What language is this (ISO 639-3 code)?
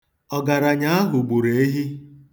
ibo